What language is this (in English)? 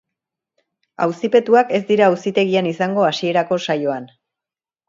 Basque